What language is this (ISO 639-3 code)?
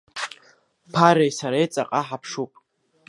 abk